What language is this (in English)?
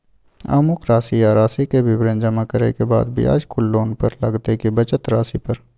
Maithili